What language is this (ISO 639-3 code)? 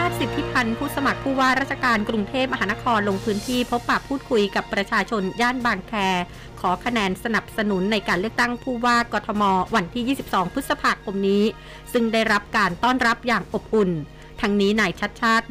tha